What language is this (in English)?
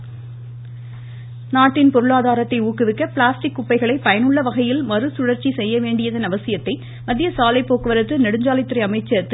Tamil